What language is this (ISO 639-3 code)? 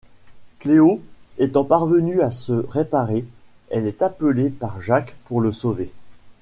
fra